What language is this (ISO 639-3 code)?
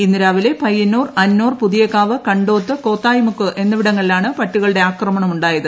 mal